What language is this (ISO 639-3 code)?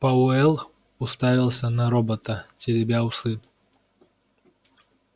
rus